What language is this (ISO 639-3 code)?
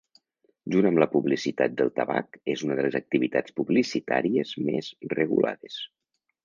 cat